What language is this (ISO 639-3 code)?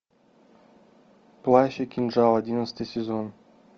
rus